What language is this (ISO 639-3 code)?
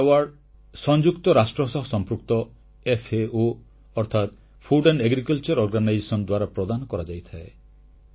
ori